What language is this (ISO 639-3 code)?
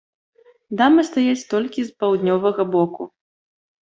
bel